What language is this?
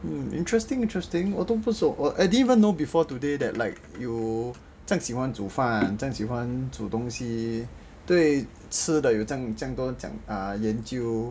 English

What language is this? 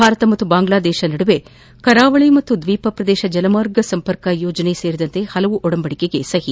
Kannada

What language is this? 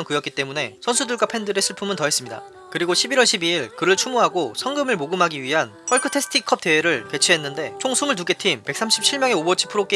Korean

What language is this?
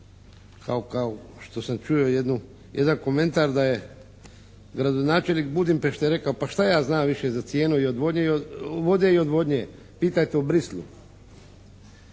Croatian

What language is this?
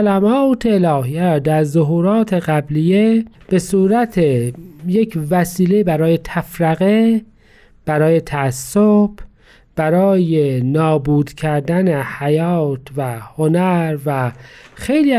Persian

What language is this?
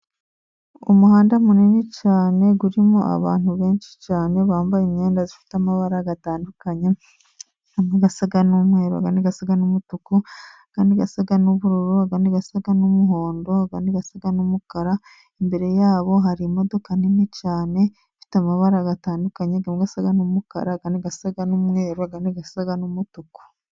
Kinyarwanda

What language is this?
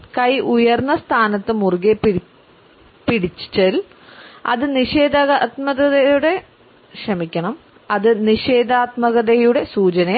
Malayalam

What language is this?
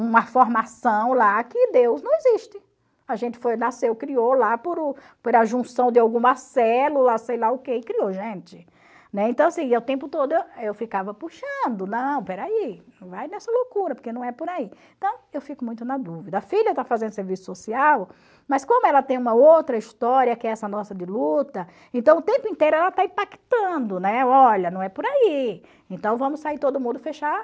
Portuguese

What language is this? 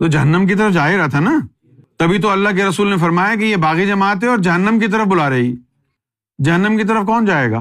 Urdu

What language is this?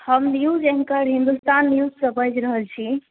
Maithili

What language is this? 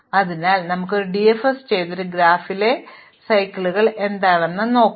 Malayalam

